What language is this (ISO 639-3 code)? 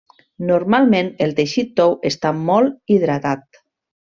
cat